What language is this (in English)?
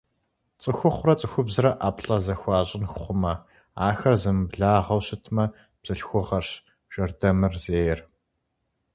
Kabardian